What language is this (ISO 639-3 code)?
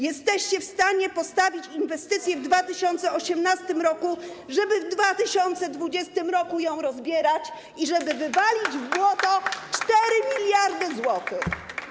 pol